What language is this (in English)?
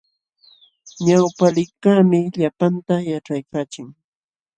Jauja Wanca Quechua